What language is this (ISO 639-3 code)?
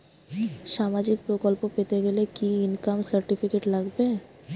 ben